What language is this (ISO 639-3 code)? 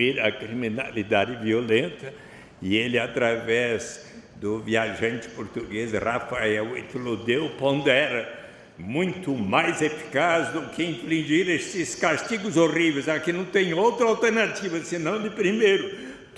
por